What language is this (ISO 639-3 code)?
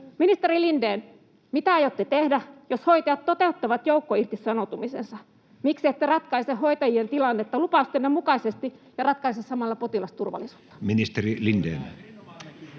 fin